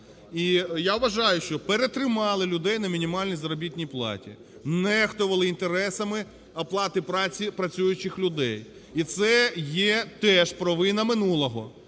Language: Ukrainian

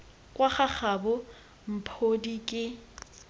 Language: Tswana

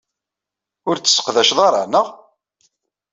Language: Kabyle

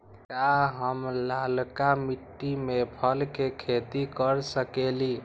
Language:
Magahi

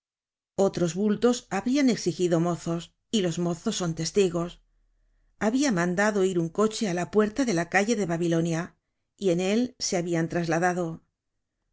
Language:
Spanish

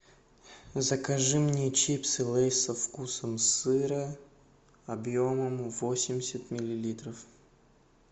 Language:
Russian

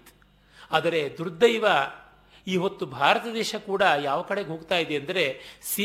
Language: Kannada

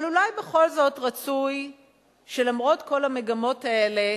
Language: Hebrew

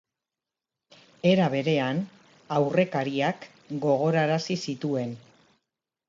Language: Basque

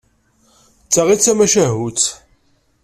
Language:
Kabyle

